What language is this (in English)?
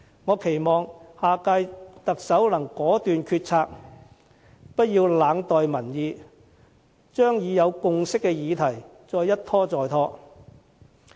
Cantonese